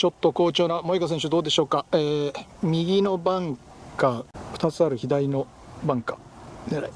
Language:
Japanese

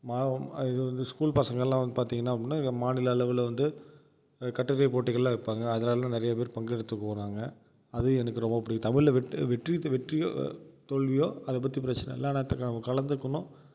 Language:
Tamil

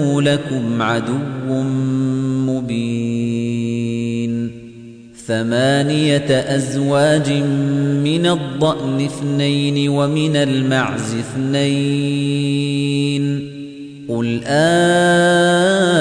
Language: Arabic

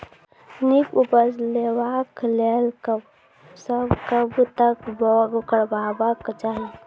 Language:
Maithili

